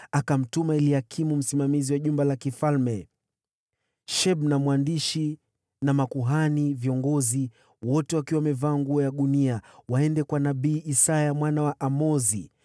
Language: Swahili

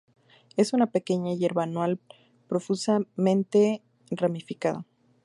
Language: Spanish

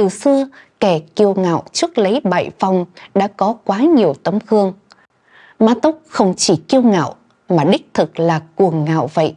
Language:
Vietnamese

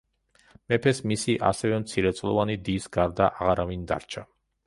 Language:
Georgian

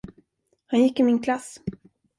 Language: Swedish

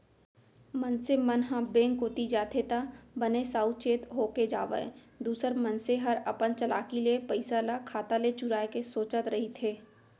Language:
Chhattisgarhi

